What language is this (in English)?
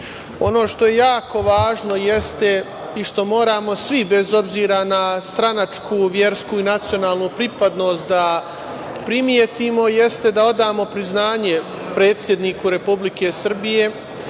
Serbian